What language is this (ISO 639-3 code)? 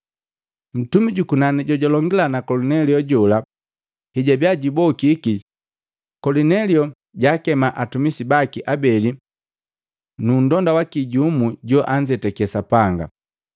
mgv